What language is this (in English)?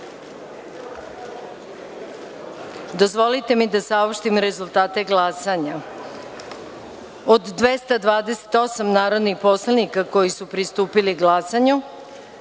Serbian